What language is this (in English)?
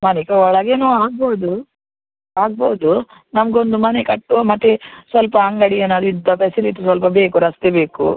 Kannada